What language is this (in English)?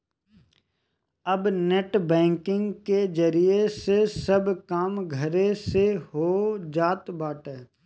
Bhojpuri